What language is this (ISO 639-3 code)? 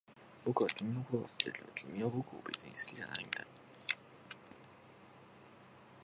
jpn